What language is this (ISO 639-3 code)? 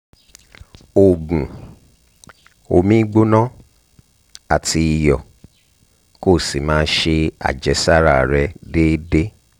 yor